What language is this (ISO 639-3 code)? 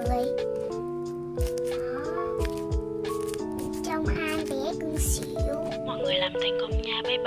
vie